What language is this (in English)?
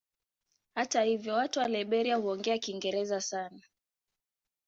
Swahili